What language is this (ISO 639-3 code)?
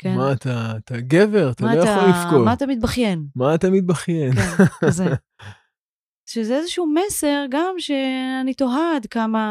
heb